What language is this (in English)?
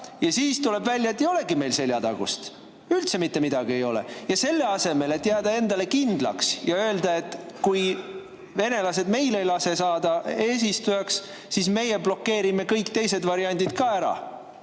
Estonian